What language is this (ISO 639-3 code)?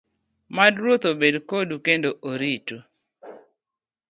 luo